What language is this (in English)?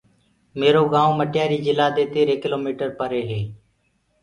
Gurgula